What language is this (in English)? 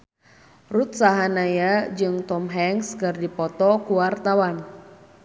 Sundanese